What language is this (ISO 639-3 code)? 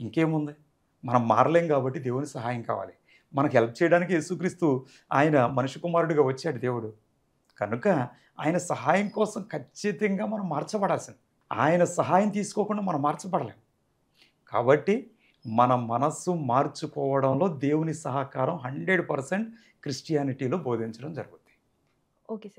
tel